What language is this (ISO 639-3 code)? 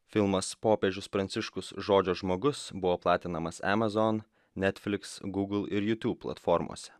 lit